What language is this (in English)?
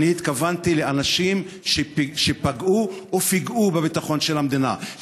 Hebrew